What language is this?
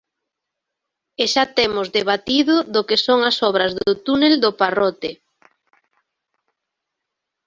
Galician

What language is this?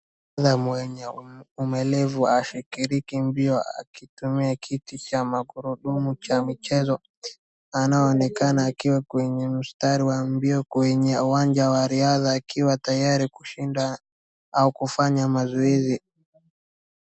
Swahili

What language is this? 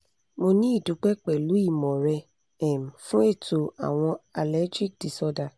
Yoruba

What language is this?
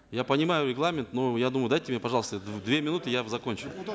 Kazakh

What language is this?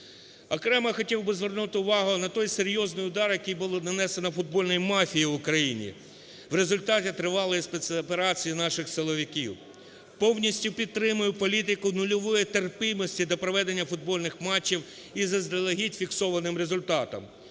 Ukrainian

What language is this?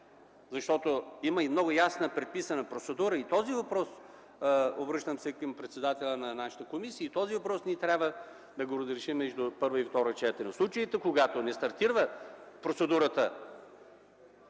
Bulgarian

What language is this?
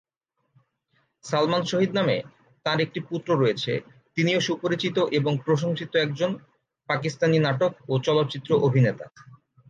Bangla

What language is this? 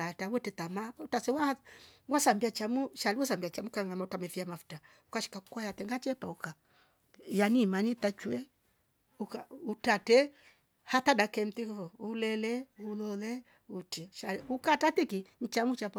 Rombo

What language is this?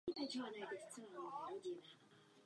Czech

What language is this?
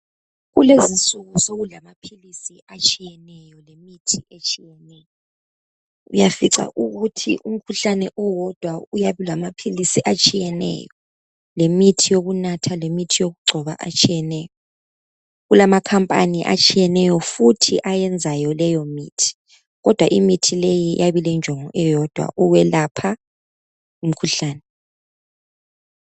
North Ndebele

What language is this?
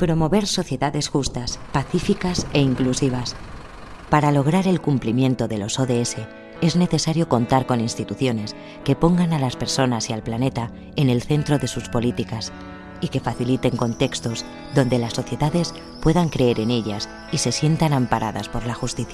Spanish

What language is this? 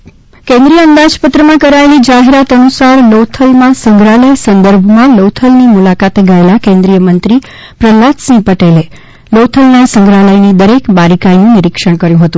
Gujarati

